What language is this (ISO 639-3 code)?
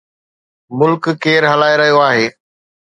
snd